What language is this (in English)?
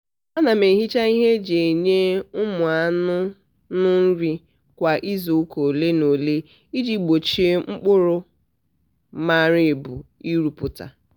Igbo